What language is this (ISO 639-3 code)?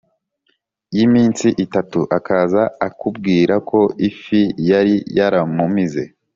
kin